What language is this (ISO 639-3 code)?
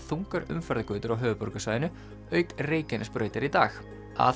isl